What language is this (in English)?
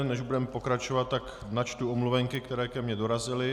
Czech